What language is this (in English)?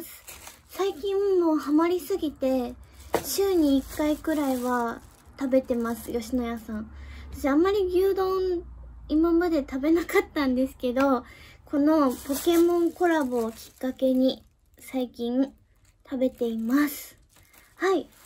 Japanese